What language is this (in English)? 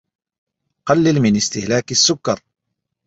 Arabic